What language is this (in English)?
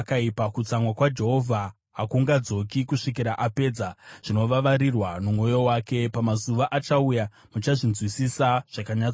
Shona